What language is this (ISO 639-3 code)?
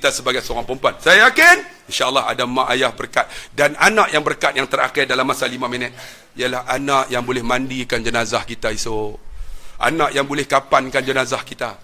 msa